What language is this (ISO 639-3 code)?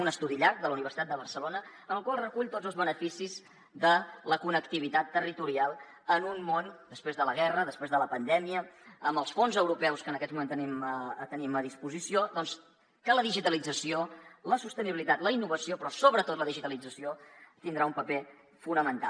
cat